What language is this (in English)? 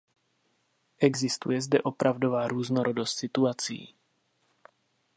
Czech